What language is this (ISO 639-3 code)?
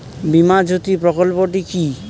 ben